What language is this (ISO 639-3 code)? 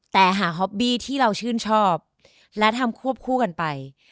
tha